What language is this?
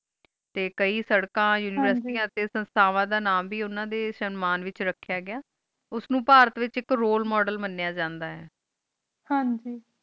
Punjabi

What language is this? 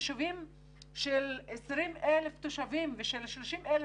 Hebrew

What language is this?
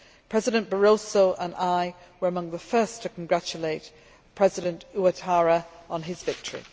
English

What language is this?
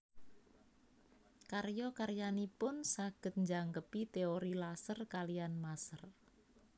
Javanese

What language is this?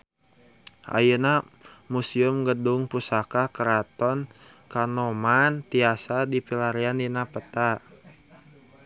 Sundanese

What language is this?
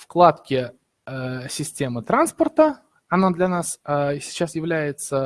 Russian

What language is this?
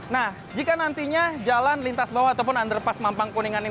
Indonesian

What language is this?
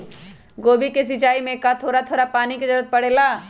Magahi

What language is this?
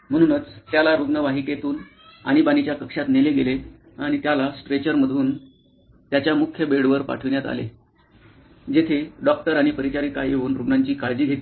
Marathi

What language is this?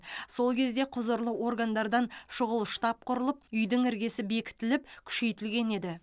Kazakh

